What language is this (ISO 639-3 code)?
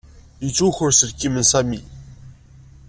kab